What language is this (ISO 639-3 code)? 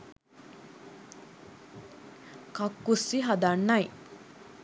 sin